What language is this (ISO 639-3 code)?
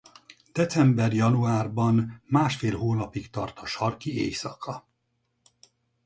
hun